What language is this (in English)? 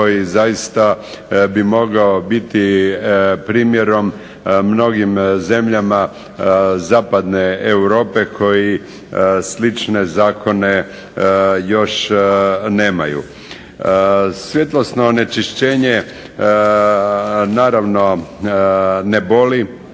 Croatian